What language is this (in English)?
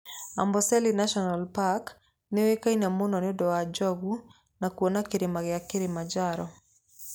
Kikuyu